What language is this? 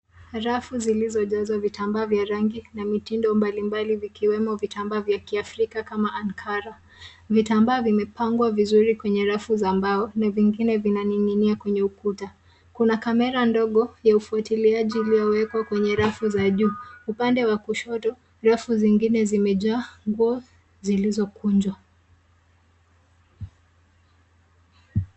Swahili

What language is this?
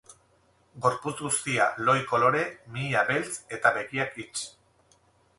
Basque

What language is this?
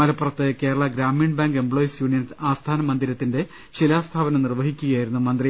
Malayalam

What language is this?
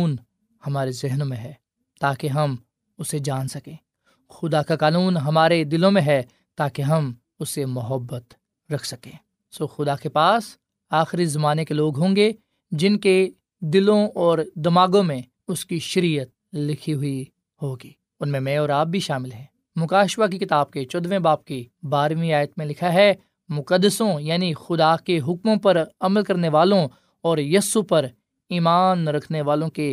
Urdu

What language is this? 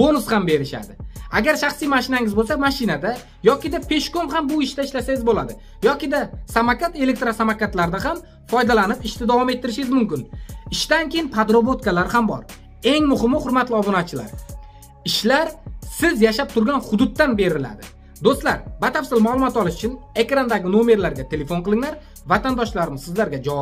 Turkish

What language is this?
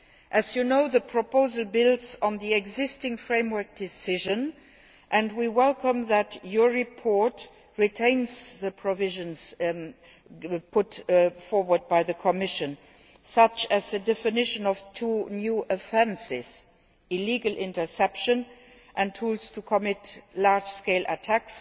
English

